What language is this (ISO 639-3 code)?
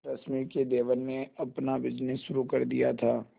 hin